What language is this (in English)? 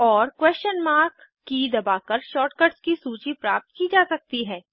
Hindi